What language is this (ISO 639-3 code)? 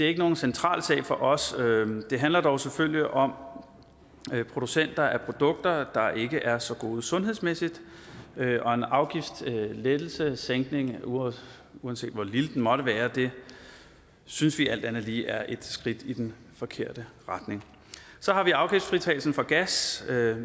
dan